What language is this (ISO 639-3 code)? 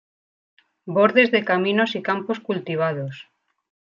spa